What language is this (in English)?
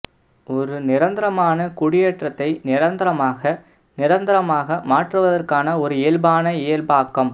Tamil